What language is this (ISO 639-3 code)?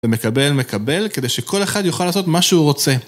heb